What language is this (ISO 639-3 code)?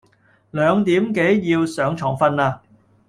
yue